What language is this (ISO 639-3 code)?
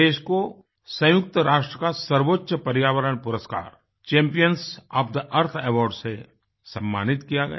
hin